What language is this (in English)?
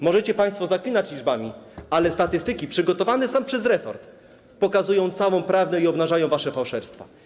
Polish